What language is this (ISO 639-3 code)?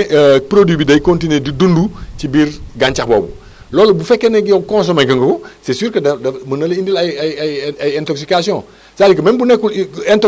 wol